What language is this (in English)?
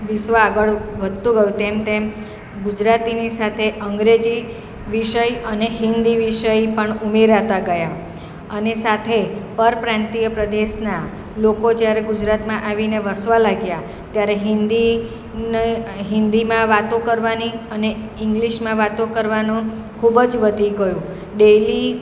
Gujarati